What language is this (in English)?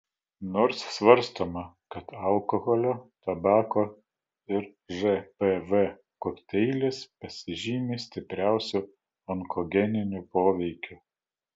Lithuanian